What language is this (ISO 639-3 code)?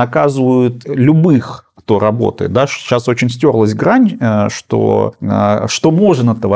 rus